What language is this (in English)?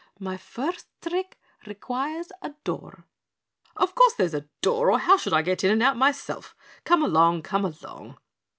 English